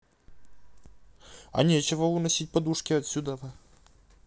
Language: Russian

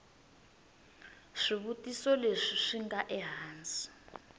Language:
Tsonga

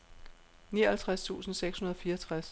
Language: Danish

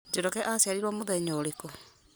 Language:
Kikuyu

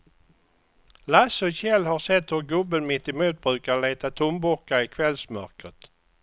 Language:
Swedish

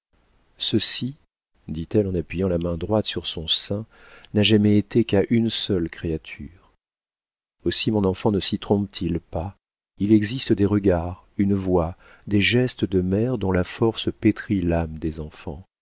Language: French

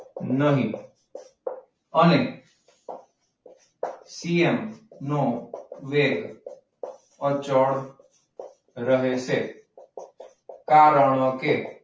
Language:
Gujarati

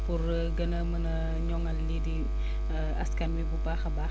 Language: Wolof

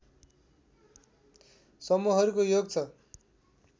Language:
Nepali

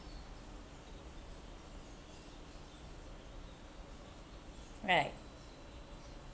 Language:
English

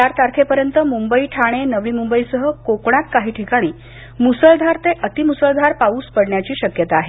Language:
Marathi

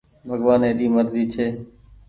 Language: Goaria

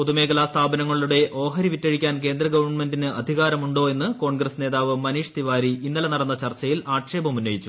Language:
Malayalam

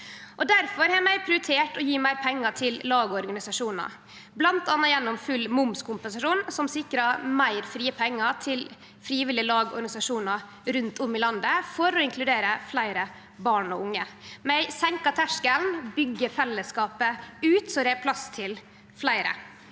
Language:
Norwegian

